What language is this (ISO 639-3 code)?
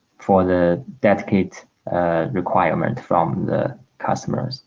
eng